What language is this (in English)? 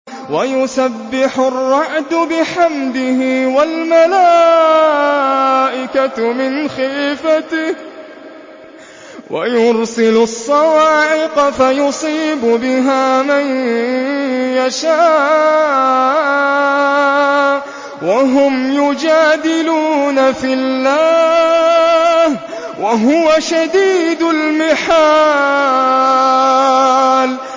Arabic